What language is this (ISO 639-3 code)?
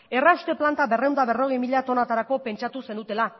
eus